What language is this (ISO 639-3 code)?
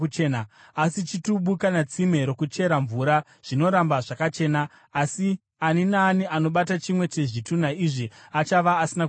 sna